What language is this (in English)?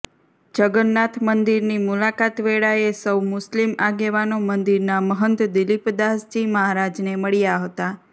Gujarati